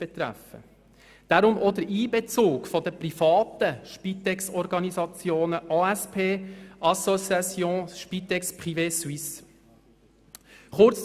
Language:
Swiss German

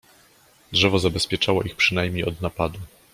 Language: Polish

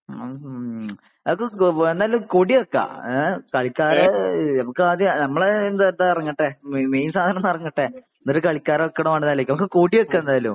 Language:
Malayalam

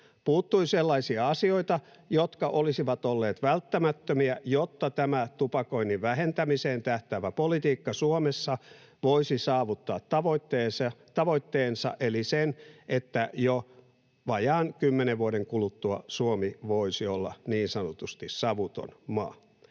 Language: Finnish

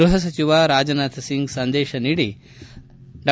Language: Kannada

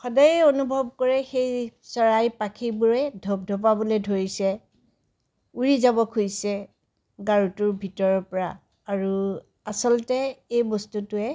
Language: Assamese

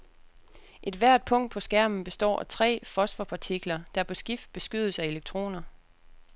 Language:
Danish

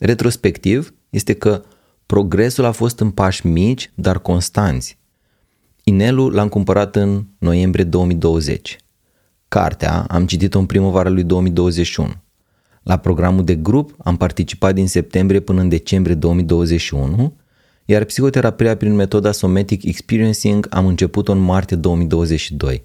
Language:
Romanian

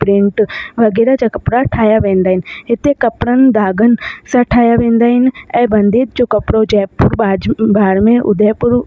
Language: Sindhi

